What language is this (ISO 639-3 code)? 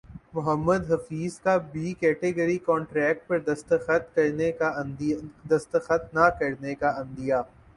urd